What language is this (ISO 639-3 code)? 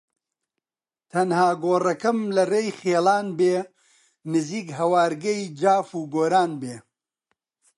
ckb